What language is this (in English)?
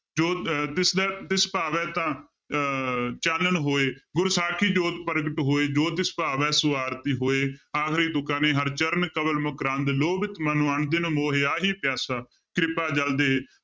Punjabi